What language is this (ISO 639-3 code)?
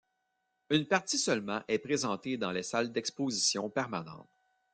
fra